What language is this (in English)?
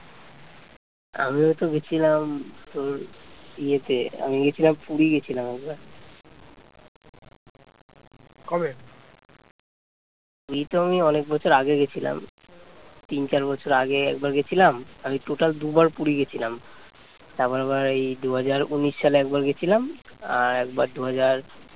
Bangla